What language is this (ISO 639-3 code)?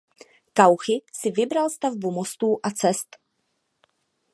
ces